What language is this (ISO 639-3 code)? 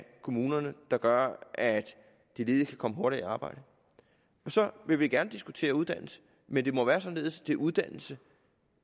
dan